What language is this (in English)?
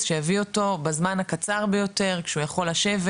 Hebrew